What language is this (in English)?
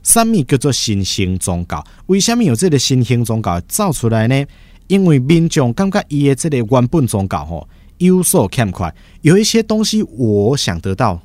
Chinese